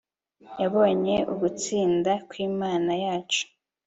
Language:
Kinyarwanda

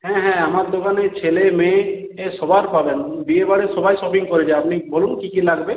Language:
Bangla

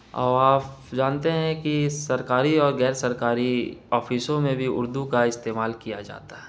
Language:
Urdu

